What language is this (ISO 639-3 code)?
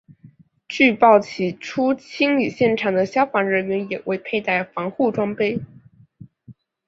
zho